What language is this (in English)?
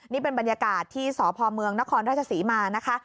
Thai